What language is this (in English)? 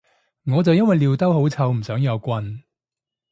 Cantonese